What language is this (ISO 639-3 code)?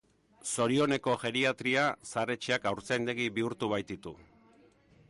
eus